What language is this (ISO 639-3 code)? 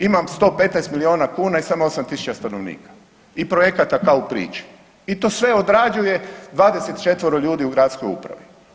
hrv